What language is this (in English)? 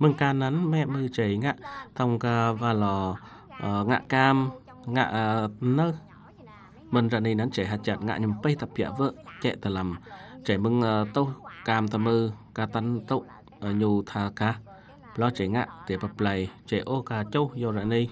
Vietnamese